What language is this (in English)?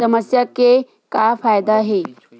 Chhattisgarhi